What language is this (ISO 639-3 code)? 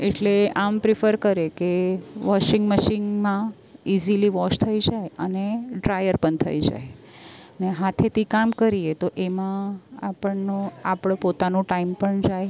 guj